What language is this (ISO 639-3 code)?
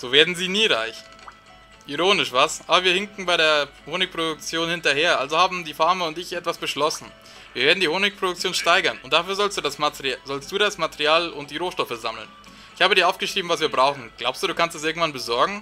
deu